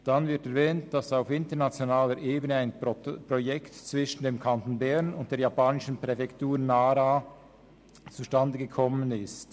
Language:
Swiss German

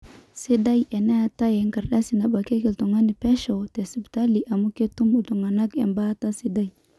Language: Masai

